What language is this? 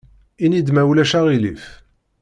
Kabyle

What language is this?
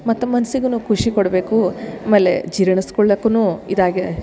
Kannada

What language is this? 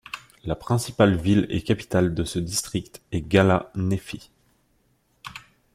French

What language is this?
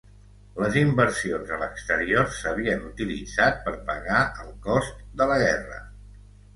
Catalan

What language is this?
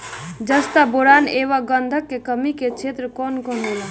Bhojpuri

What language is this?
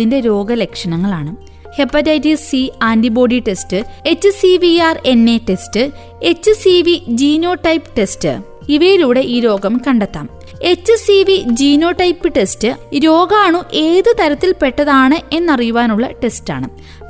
Malayalam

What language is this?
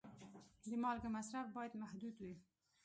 Pashto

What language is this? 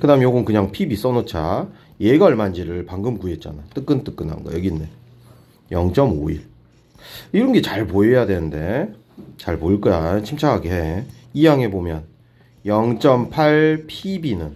Korean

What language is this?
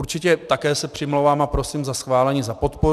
Czech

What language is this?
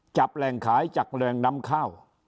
Thai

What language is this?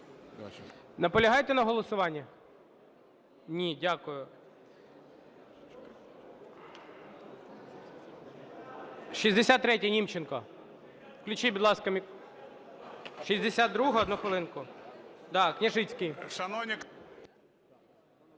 Ukrainian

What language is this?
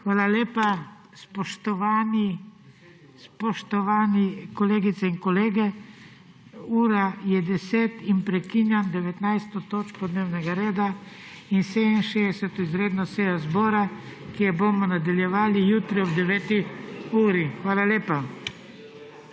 Slovenian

